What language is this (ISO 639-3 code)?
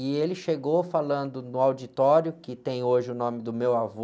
por